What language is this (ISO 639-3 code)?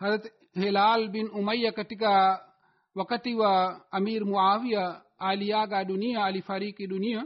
swa